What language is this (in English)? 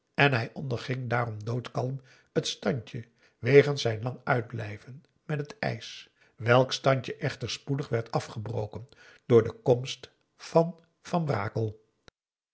Dutch